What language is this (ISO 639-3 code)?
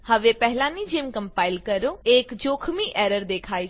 guj